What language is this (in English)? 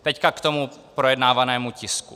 Czech